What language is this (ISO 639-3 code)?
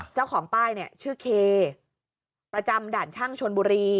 tha